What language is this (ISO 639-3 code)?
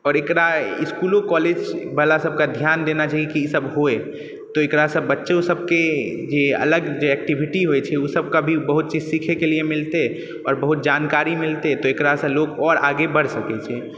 mai